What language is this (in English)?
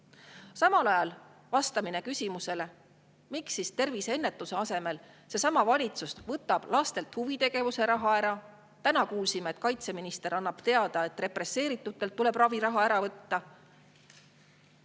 Estonian